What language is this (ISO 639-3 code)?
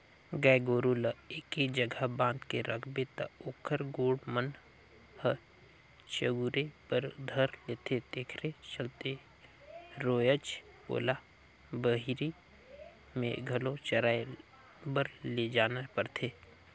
hne